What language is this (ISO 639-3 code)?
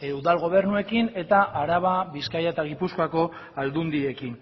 eus